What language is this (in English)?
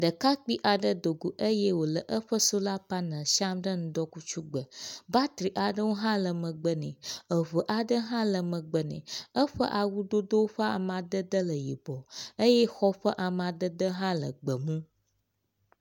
Ewe